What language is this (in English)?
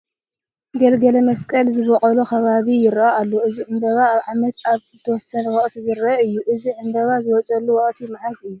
Tigrinya